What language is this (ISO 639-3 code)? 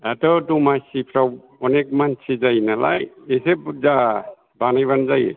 brx